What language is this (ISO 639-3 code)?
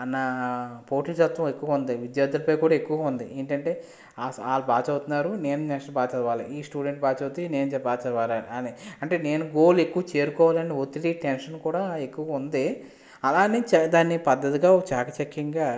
tel